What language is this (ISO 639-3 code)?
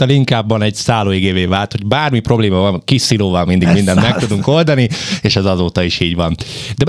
hun